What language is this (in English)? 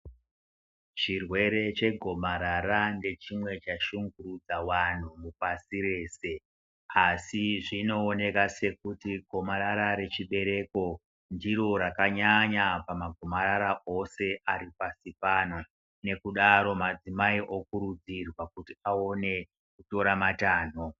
Ndau